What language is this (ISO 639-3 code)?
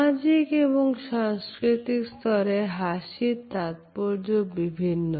ben